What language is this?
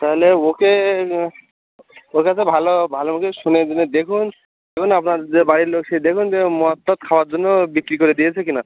Bangla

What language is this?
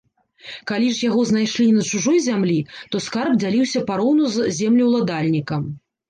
Belarusian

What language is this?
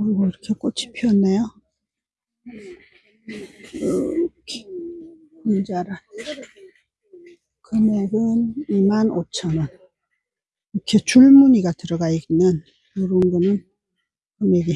Korean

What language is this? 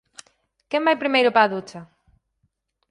Galician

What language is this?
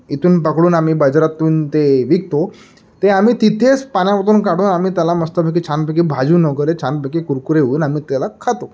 Marathi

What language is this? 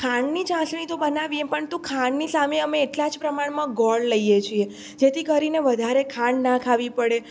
Gujarati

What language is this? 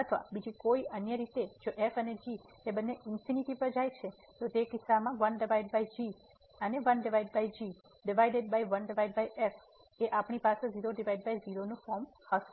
Gujarati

